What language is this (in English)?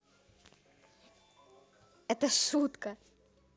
Russian